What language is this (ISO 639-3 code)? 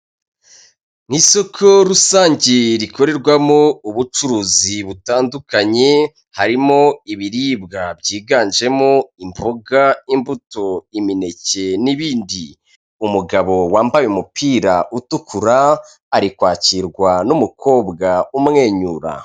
kin